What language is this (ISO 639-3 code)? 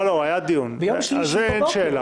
heb